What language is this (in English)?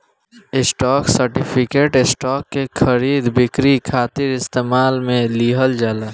Bhojpuri